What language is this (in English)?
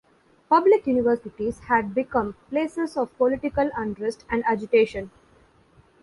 English